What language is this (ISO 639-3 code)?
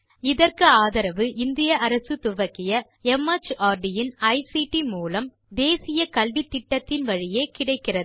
tam